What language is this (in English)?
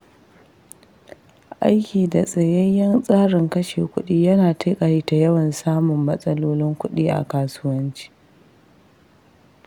Hausa